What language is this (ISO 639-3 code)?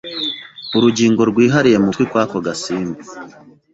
kin